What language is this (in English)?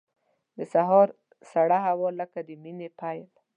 Pashto